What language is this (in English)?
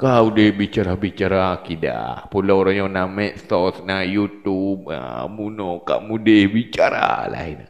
Malay